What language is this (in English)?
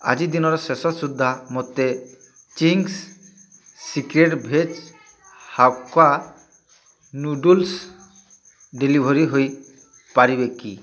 Odia